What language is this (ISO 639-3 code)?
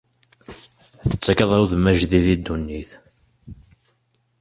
kab